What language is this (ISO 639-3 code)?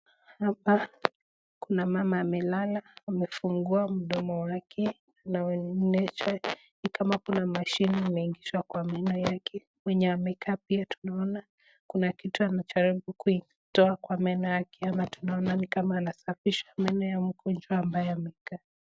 swa